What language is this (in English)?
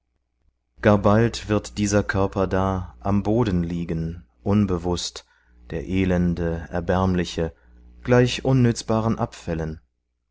German